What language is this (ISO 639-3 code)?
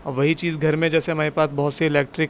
urd